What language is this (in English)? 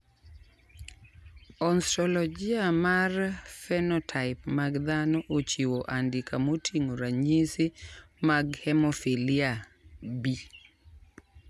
Luo (Kenya and Tanzania)